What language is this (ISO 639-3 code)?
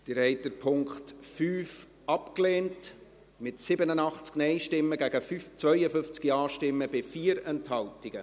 gsw